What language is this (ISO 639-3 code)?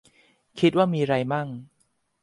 tha